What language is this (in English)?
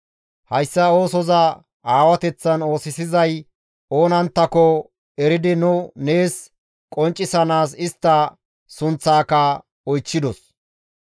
Gamo